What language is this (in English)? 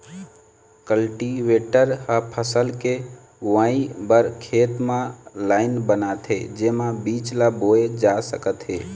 Chhattisgarhi